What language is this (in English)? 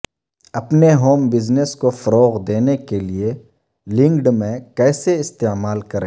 Urdu